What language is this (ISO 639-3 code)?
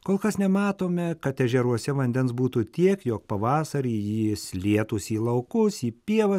lit